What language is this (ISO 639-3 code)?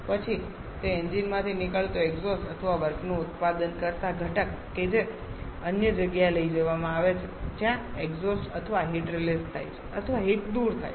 guj